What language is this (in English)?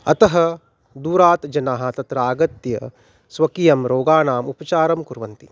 Sanskrit